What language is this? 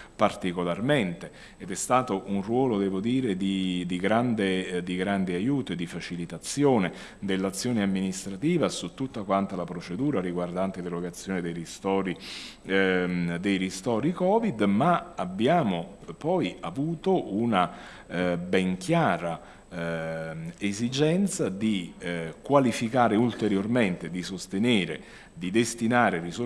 Italian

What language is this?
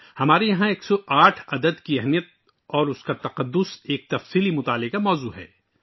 Urdu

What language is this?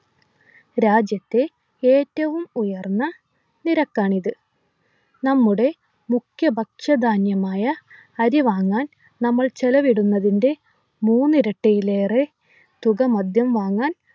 Malayalam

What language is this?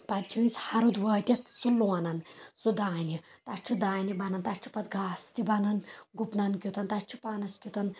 Kashmiri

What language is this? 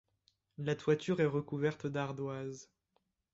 French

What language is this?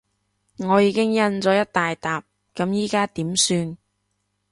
Cantonese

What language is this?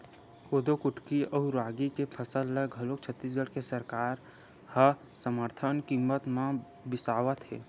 Chhattisgarhi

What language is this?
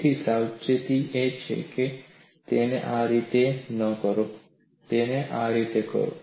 Gujarati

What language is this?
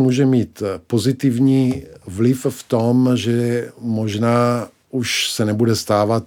Czech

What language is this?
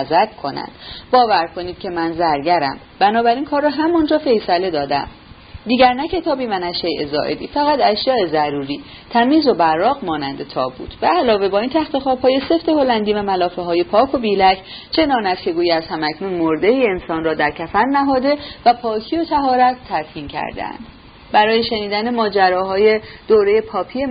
Persian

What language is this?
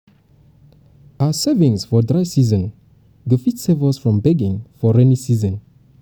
Nigerian Pidgin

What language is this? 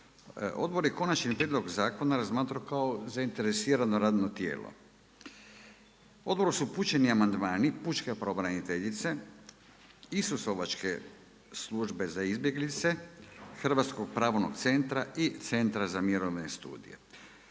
Croatian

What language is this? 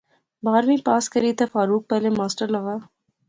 Pahari-Potwari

